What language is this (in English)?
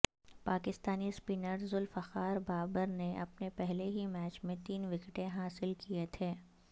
Urdu